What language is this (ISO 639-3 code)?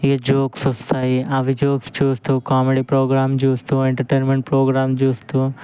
tel